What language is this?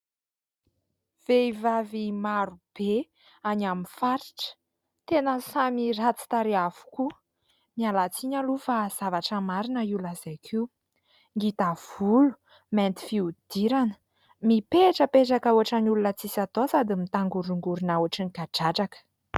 Malagasy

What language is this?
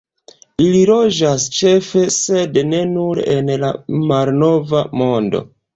Esperanto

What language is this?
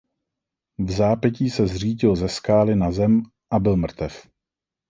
Czech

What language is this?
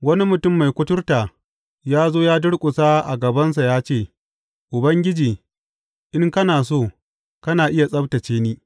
Hausa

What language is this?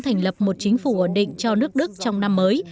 Vietnamese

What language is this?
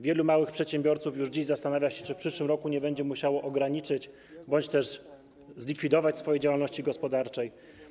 Polish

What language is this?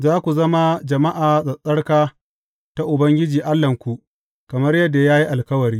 Hausa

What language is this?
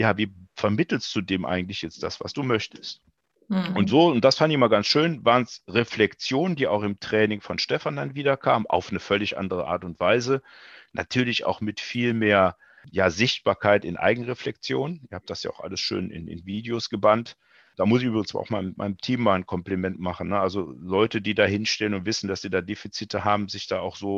German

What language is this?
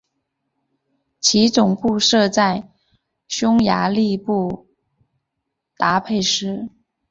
Chinese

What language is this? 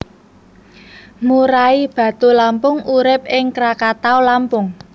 Javanese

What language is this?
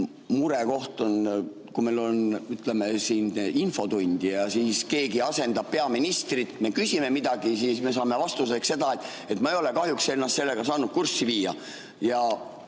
Estonian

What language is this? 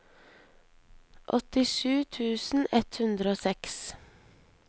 Norwegian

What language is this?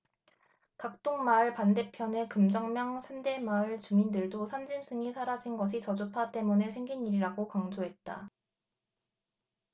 Korean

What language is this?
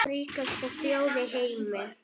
Icelandic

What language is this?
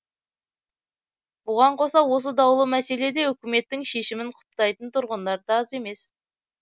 Kazakh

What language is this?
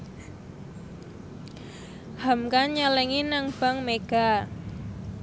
Javanese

